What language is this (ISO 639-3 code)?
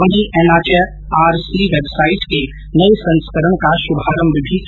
hin